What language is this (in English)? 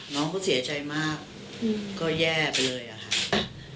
Thai